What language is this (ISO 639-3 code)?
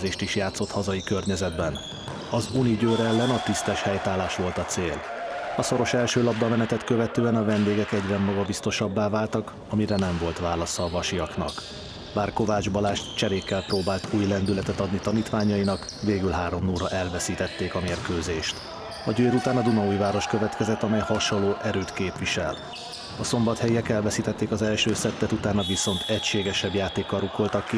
hun